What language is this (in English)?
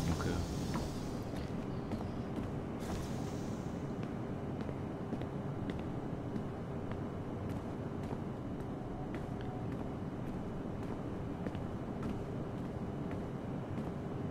French